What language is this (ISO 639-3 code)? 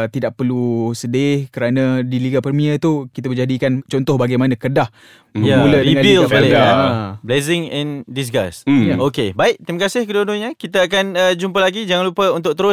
msa